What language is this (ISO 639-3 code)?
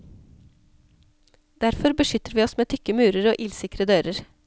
nor